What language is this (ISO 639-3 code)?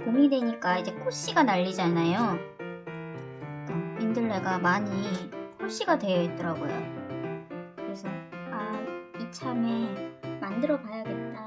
kor